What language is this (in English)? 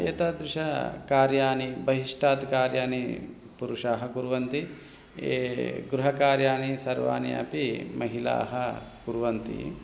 Sanskrit